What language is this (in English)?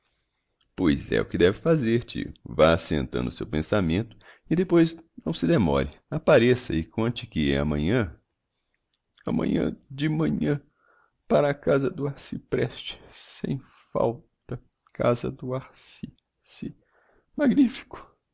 Portuguese